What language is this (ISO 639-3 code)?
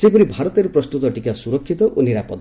ori